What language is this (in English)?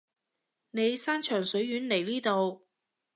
Cantonese